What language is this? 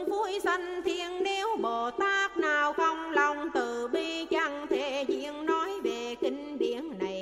Vietnamese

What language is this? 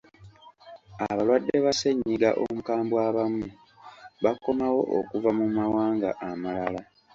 Ganda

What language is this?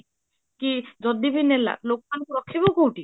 Odia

